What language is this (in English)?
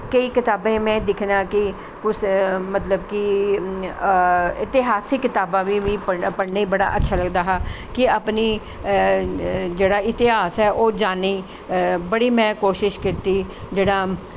Dogri